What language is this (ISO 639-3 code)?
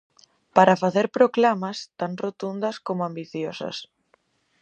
glg